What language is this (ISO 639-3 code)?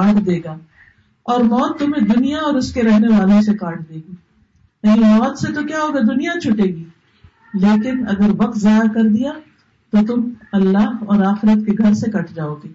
urd